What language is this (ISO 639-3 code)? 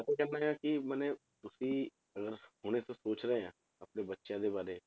pan